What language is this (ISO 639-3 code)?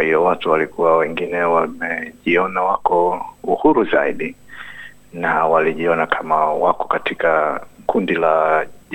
swa